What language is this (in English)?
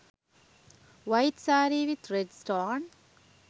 Sinhala